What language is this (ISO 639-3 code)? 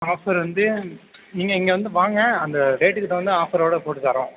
tam